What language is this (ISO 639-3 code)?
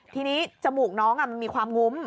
tha